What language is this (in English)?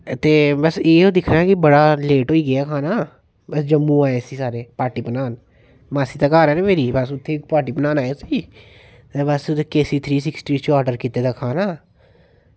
Dogri